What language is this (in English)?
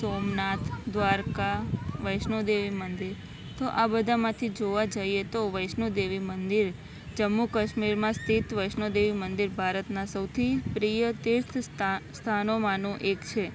Gujarati